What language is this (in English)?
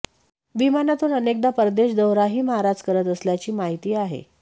Marathi